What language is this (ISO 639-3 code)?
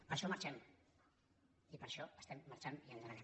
cat